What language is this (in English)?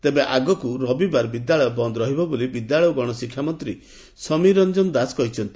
Odia